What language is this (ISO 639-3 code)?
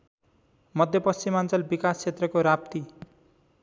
nep